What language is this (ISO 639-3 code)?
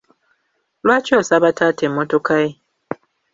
lug